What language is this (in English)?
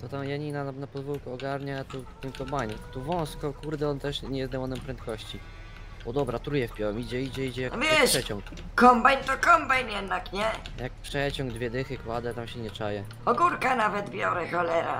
Polish